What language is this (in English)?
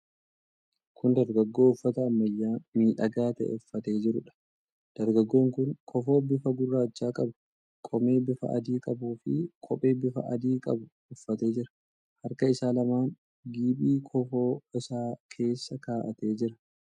Oromo